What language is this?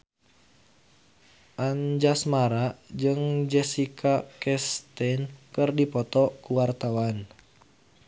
Sundanese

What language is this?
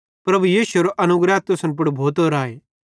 Bhadrawahi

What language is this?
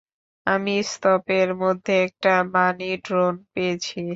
Bangla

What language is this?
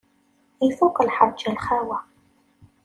Kabyle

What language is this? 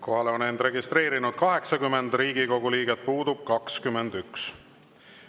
Estonian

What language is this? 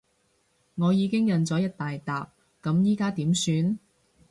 Cantonese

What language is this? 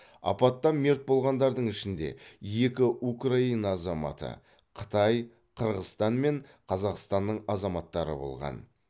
Kazakh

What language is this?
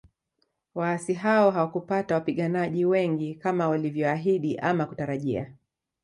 Swahili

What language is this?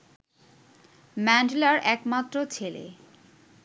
Bangla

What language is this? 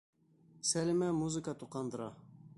Bashkir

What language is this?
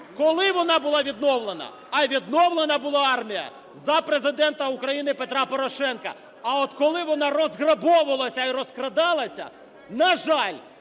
Ukrainian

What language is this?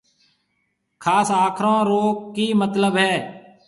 Marwari (Pakistan)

